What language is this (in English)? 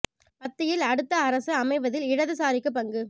Tamil